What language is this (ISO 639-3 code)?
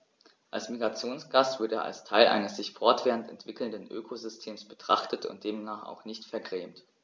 deu